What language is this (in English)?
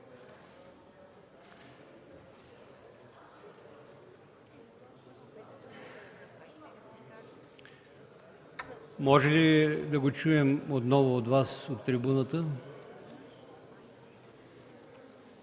Bulgarian